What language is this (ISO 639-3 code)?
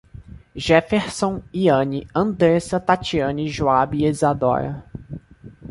por